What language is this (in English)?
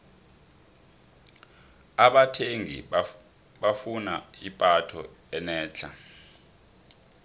South Ndebele